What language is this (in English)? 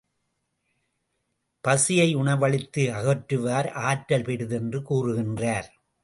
Tamil